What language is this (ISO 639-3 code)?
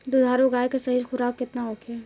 bho